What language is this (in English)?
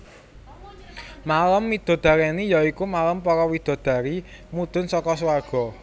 Javanese